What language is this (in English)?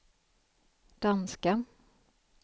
Swedish